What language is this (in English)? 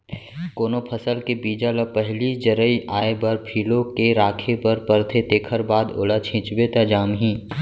Chhattisgarhi